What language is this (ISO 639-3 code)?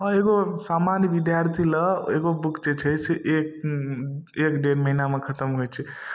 mai